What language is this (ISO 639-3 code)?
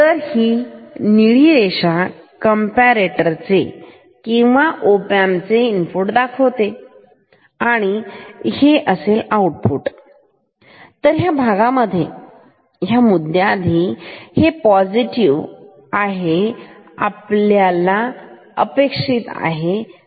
mar